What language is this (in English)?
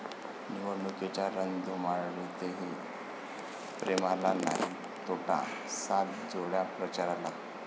Marathi